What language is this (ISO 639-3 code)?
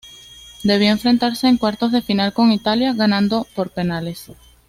spa